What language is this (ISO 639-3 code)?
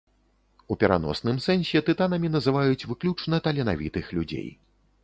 bel